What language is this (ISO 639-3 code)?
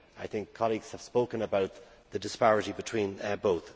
eng